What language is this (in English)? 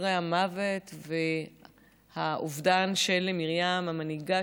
Hebrew